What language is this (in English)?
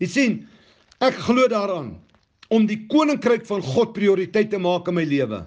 Dutch